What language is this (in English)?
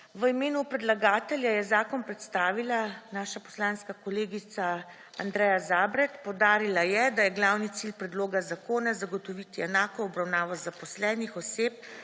Slovenian